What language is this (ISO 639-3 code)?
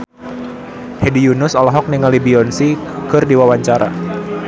sun